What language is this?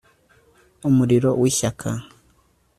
Kinyarwanda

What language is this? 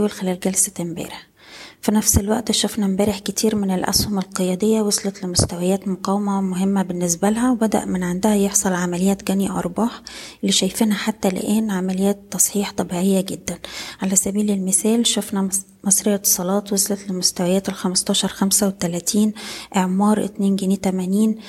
Arabic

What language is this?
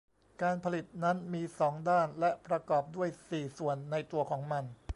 Thai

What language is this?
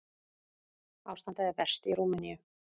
Icelandic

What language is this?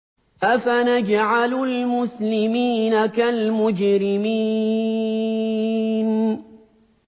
Arabic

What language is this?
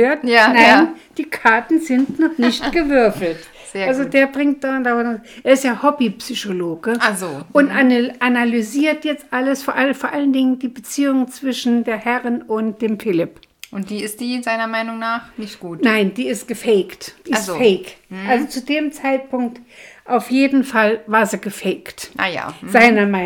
German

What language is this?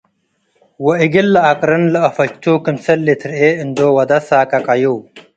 Tigre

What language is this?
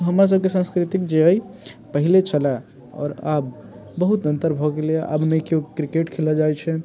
Maithili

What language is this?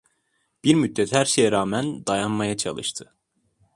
Turkish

